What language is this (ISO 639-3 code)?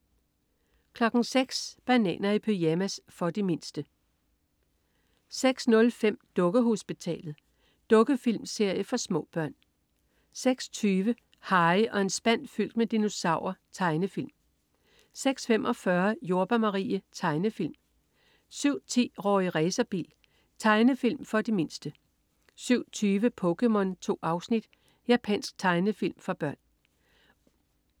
dan